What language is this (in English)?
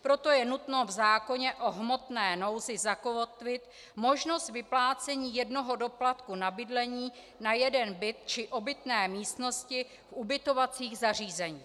Czech